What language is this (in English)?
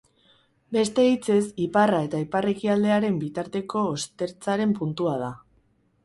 Basque